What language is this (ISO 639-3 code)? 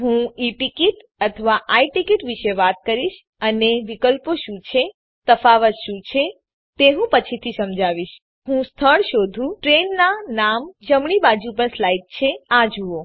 guj